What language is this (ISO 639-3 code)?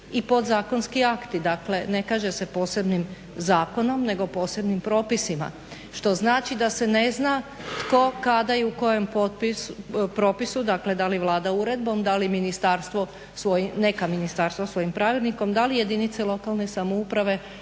hrv